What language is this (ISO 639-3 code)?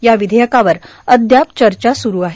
mar